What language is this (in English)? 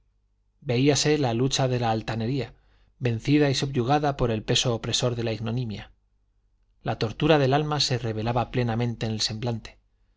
Spanish